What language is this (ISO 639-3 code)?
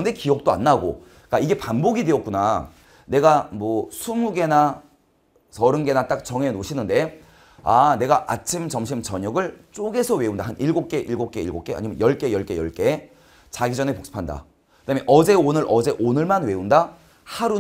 kor